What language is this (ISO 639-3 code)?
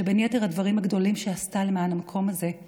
heb